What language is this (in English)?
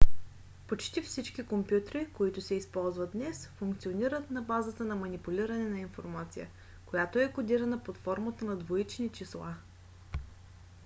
Bulgarian